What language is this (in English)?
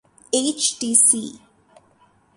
Urdu